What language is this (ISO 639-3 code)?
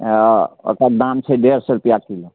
mai